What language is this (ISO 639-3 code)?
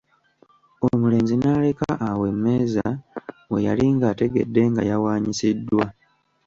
lug